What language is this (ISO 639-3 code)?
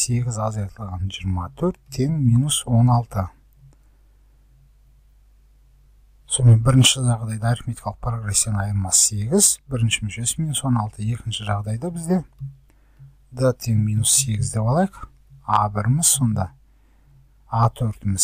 pol